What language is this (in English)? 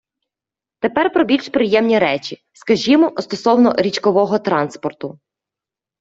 Ukrainian